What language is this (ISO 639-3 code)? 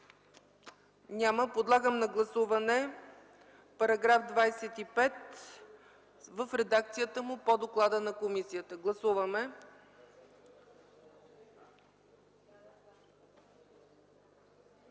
bul